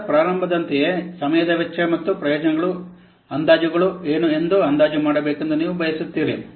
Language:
Kannada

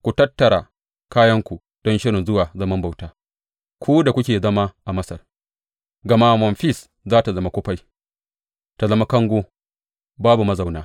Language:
Hausa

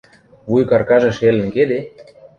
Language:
Western Mari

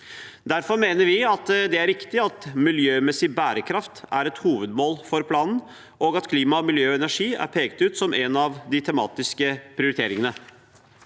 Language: Norwegian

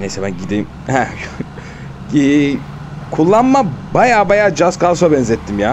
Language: Turkish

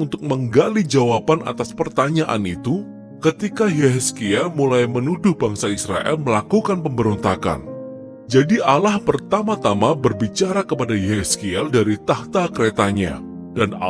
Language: Indonesian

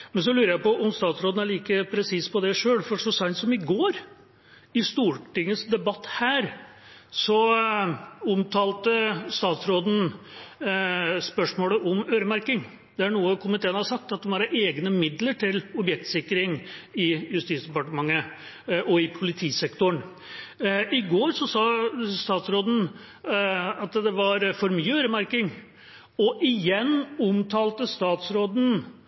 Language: Norwegian Bokmål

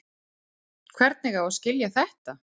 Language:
Icelandic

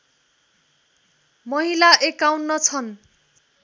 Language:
Nepali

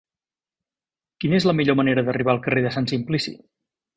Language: Catalan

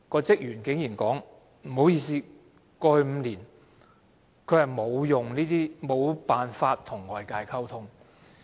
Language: Cantonese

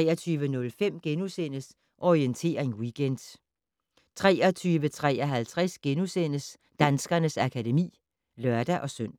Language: Danish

